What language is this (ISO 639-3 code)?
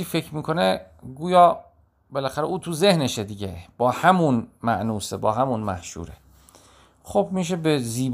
fas